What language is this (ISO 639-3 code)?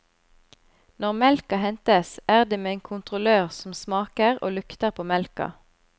nor